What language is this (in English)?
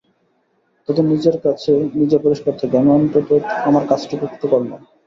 Bangla